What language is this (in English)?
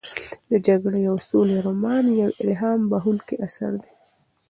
Pashto